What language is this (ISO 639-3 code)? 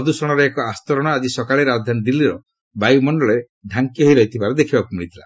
ori